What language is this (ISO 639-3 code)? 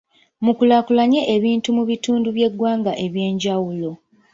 lug